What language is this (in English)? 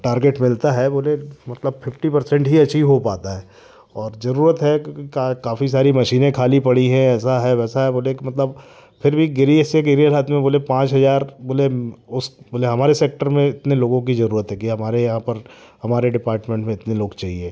Hindi